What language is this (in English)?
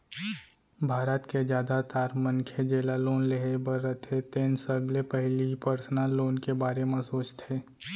Chhattisgarhi